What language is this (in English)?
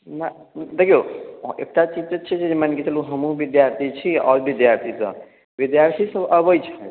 Maithili